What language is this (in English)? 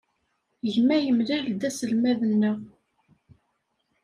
Kabyle